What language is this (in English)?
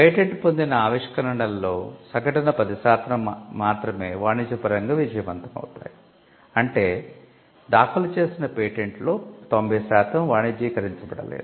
Telugu